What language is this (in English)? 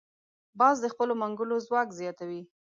Pashto